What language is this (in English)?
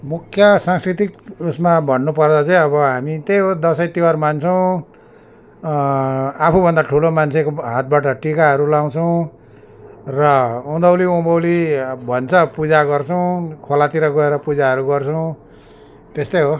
Nepali